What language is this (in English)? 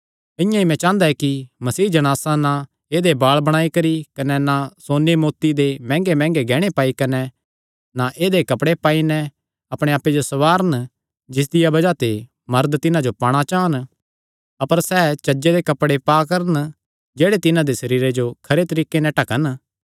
Kangri